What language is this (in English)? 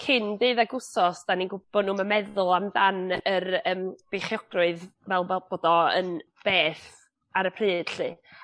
Welsh